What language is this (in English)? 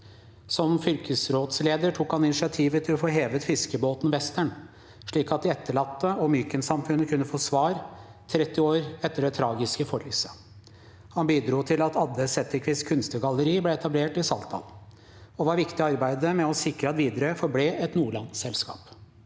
Norwegian